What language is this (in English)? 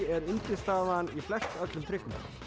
Icelandic